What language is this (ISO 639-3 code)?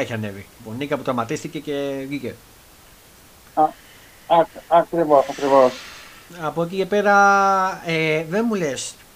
ell